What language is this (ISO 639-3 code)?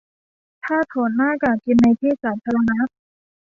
tha